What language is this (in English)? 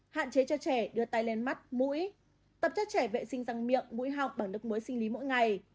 Vietnamese